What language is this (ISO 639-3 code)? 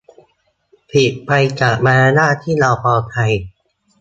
tha